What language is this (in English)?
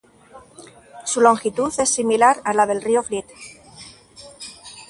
Spanish